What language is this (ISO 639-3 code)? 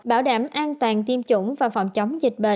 vie